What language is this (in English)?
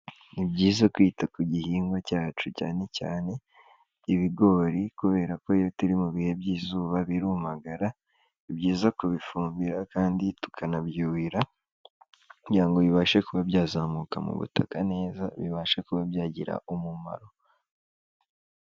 Kinyarwanda